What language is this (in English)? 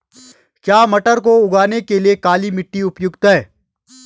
Hindi